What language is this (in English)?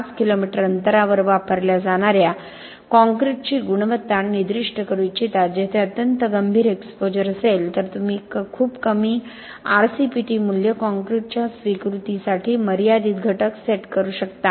Marathi